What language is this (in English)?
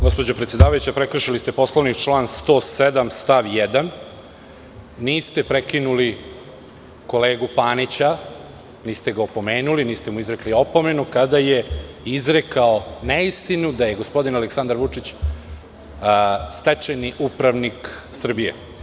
Serbian